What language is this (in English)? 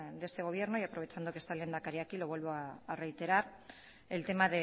Spanish